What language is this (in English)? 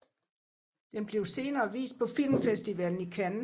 Danish